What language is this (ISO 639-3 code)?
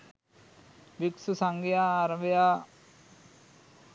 sin